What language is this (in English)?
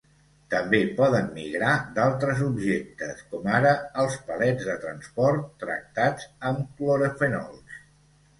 Catalan